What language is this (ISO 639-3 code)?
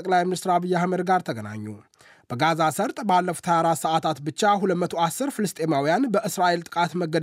amh